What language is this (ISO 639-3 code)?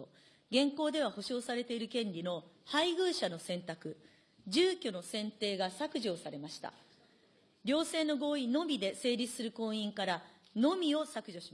jpn